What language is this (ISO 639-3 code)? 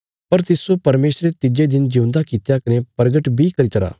kfs